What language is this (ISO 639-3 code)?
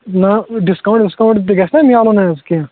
kas